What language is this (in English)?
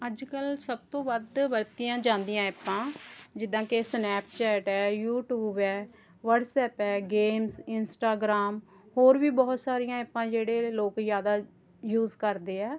Punjabi